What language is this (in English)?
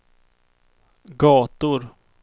Swedish